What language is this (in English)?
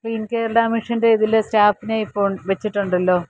Malayalam